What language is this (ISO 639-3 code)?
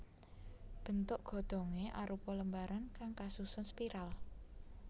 jav